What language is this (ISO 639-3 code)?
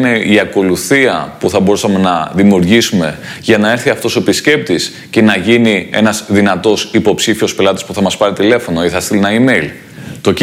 ell